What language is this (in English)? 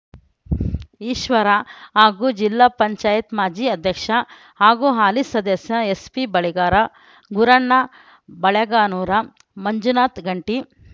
Kannada